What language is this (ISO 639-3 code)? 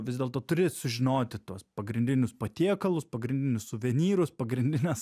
lit